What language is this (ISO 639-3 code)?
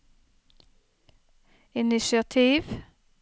nor